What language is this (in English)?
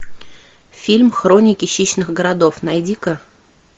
Russian